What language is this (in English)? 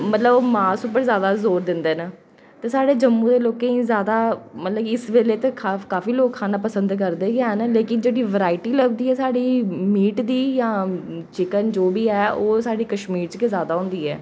Dogri